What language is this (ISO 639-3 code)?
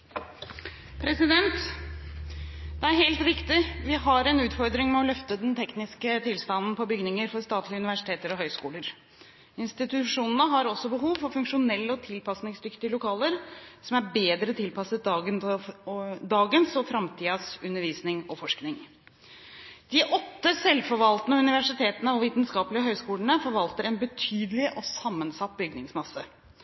nob